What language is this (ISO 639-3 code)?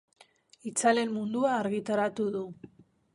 eus